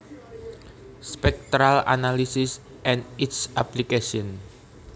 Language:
Javanese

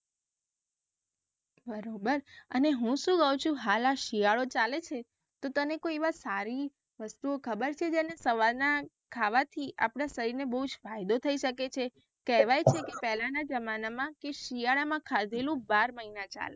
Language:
Gujarati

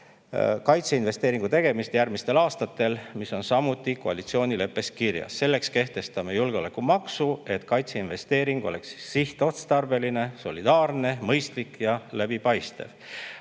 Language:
Estonian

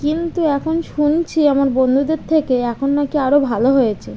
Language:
Bangla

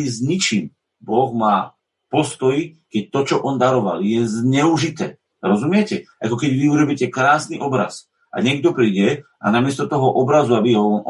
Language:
Slovak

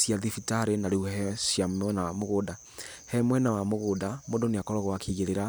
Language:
Kikuyu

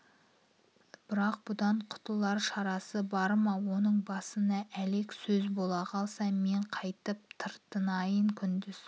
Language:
Kazakh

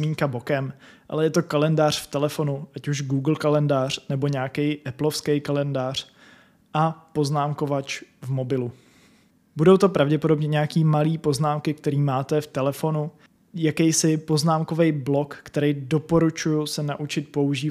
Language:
Czech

